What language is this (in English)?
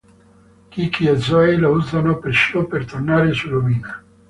Italian